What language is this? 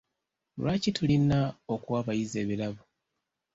Ganda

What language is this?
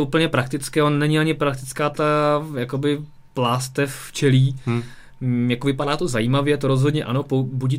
Czech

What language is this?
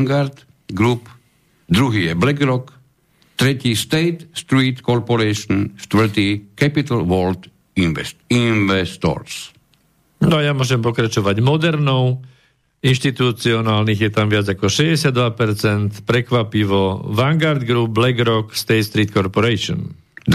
Slovak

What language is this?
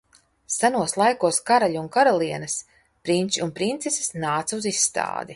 Latvian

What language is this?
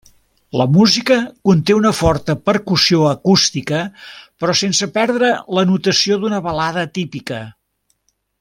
Catalan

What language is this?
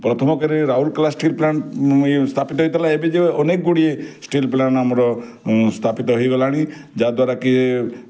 Odia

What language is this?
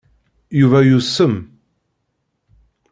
Kabyle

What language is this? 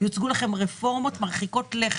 Hebrew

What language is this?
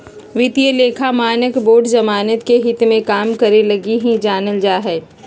Magahi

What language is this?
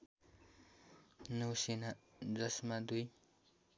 Nepali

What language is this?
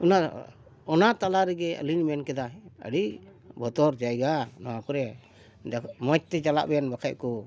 Santali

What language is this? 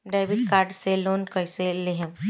Bhojpuri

